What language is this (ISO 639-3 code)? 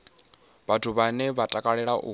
ven